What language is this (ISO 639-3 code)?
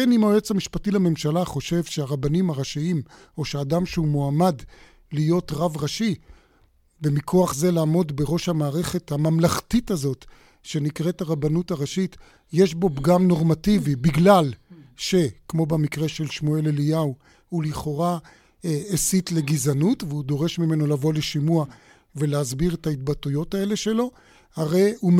heb